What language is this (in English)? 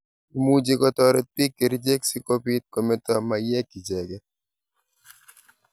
Kalenjin